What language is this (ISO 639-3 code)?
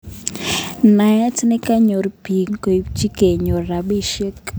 kln